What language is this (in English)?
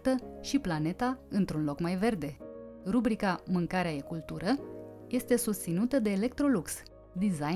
Romanian